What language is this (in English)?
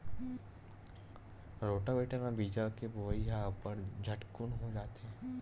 Chhattisgarhi